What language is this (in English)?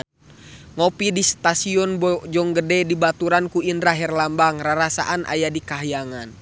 Sundanese